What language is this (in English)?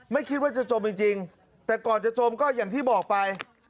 Thai